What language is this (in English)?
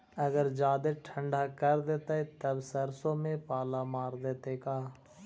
Magahi